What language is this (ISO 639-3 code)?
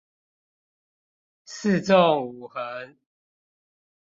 zho